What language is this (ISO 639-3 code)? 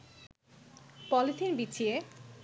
ben